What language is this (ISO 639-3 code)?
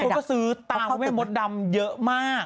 tha